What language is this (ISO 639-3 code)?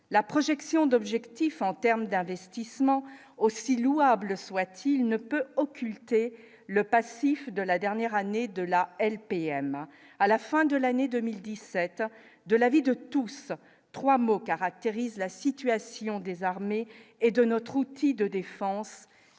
fra